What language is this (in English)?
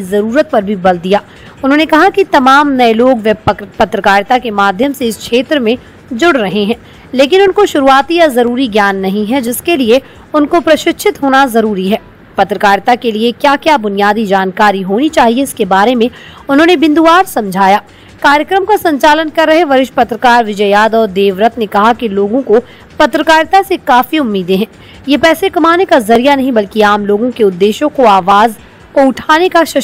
Hindi